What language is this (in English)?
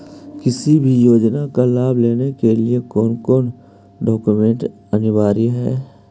Magahi